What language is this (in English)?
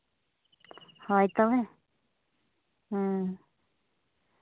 Santali